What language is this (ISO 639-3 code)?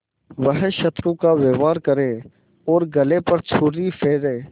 hin